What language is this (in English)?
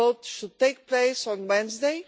English